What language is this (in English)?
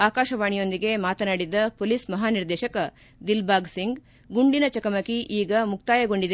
Kannada